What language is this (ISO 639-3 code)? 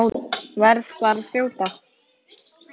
isl